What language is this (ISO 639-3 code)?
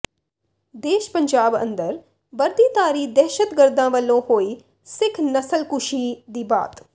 pan